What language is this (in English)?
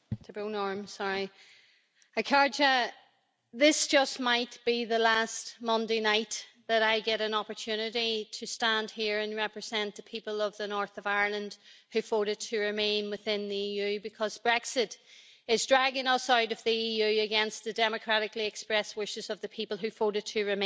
English